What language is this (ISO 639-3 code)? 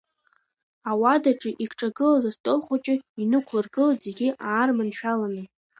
abk